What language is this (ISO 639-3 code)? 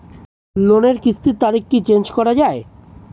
ben